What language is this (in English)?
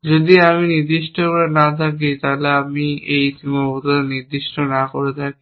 Bangla